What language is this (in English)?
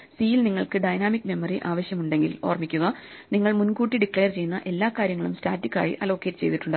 Malayalam